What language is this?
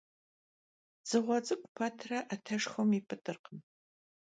Kabardian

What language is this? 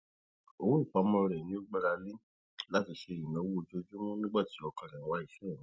Yoruba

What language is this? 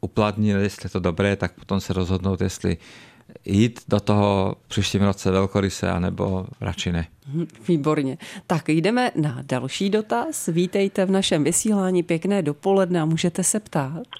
Czech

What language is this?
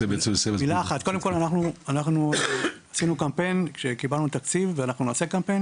Hebrew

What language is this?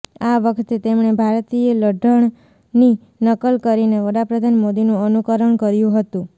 Gujarati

